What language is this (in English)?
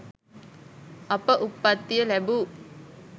Sinhala